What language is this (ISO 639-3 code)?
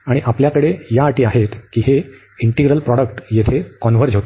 mar